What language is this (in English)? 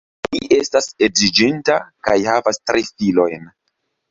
Esperanto